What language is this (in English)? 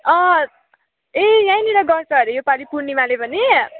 Nepali